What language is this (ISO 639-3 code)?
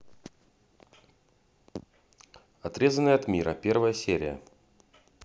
rus